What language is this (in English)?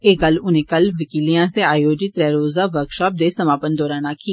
Dogri